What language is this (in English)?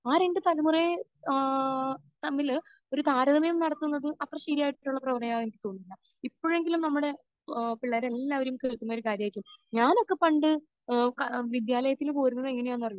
Malayalam